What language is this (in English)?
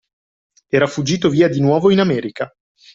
Italian